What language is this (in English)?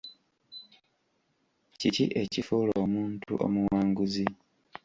Ganda